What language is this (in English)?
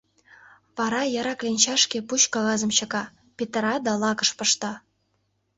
Mari